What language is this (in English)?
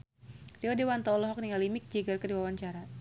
Sundanese